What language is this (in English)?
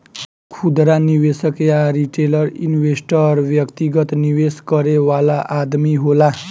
Bhojpuri